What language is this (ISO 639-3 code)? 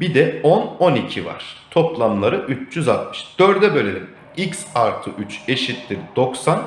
tur